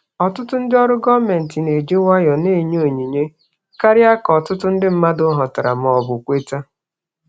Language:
Igbo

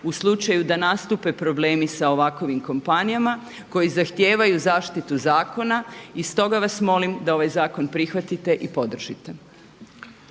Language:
Croatian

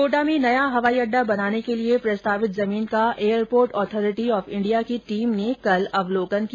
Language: Hindi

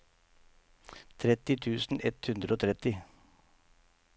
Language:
Norwegian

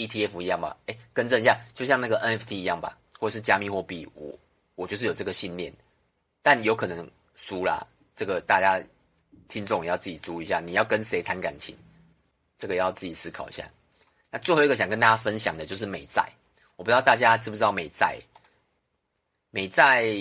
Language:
Chinese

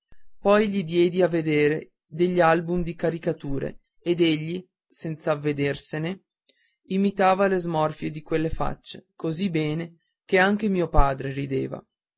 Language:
Italian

